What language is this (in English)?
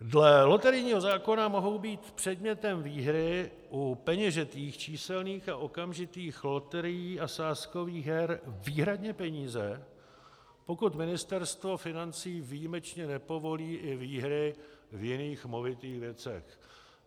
Czech